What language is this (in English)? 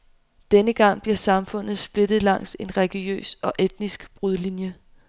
Danish